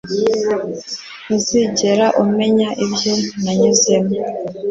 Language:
Kinyarwanda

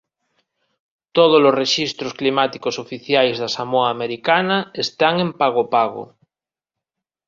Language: Galician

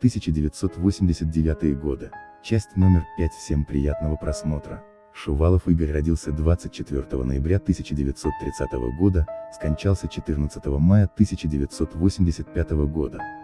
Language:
Russian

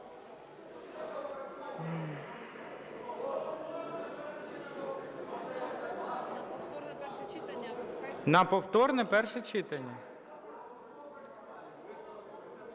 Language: Ukrainian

